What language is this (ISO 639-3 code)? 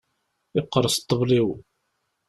kab